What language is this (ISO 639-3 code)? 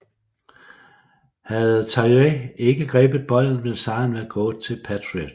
dan